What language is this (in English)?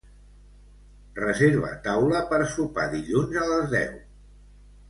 Catalan